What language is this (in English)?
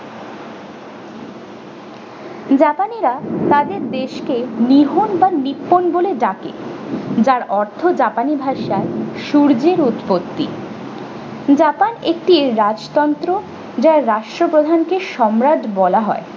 Bangla